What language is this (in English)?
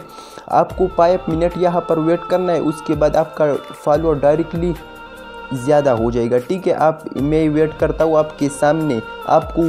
Hindi